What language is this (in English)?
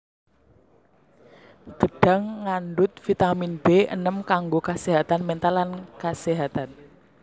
Javanese